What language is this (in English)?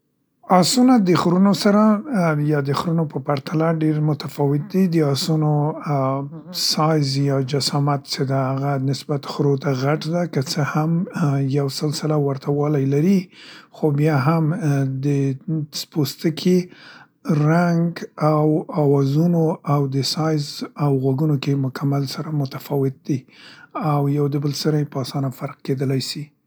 Central Pashto